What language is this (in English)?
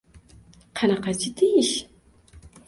Uzbek